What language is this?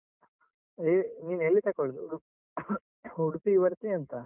Kannada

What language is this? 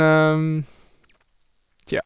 Norwegian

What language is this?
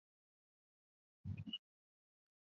Chinese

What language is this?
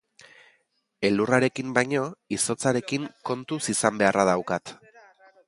Basque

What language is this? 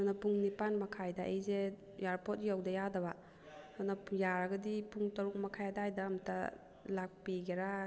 Manipuri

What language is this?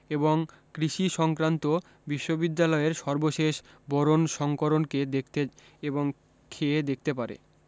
Bangla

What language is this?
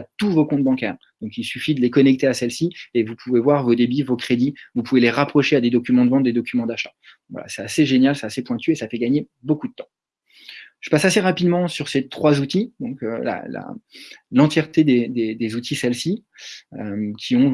French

